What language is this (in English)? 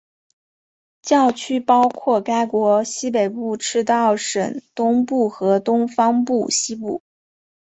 Chinese